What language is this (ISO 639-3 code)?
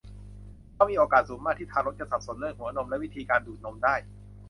tha